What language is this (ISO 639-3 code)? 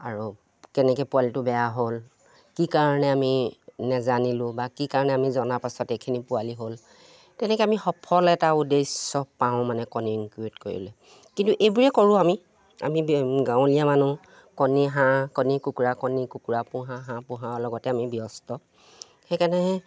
asm